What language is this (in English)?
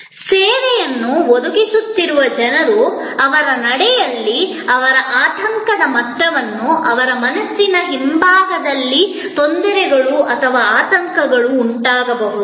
Kannada